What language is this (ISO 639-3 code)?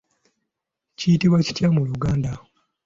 lug